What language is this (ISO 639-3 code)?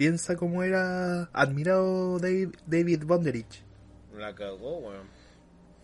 spa